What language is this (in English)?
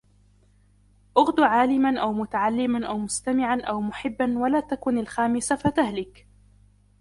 Arabic